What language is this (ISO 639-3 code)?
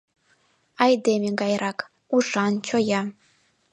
chm